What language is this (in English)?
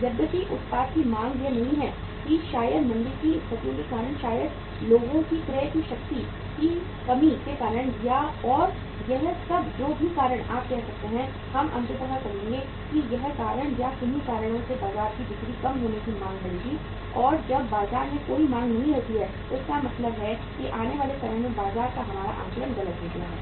Hindi